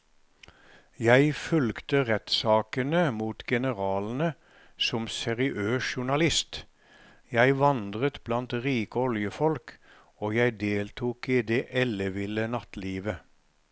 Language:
Norwegian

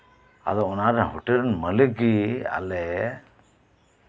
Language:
Santali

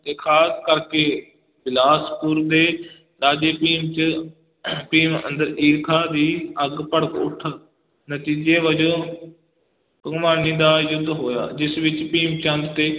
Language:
Punjabi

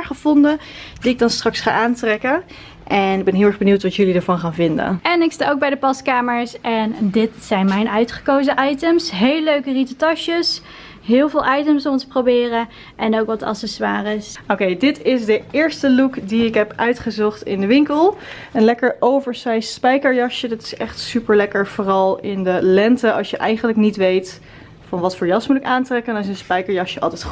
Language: Dutch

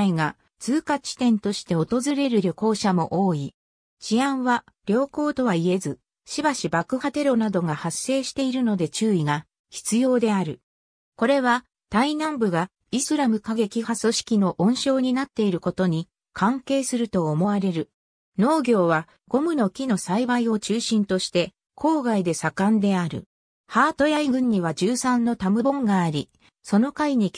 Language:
Japanese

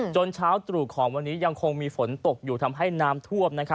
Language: Thai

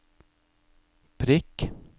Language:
Norwegian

